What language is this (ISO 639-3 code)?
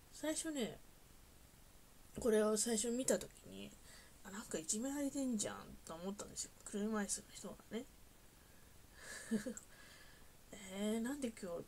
jpn